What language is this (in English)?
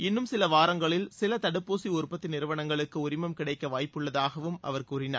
Tamil